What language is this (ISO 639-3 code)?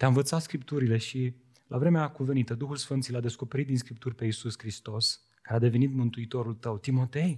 ron